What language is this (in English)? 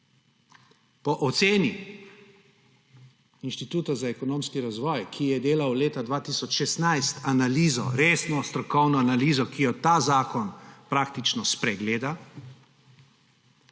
Slovenian